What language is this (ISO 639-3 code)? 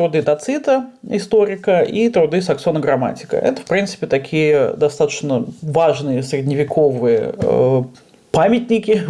rus